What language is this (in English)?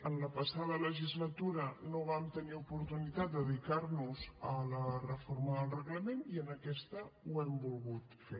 Catalan